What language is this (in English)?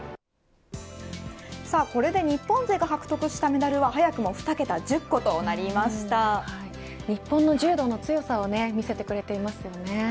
Japanese